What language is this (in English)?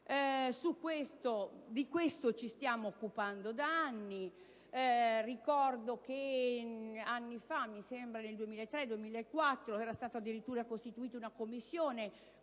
Italian